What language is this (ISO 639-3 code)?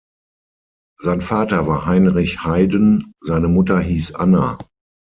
deu